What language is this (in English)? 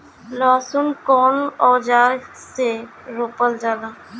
Bhojpuri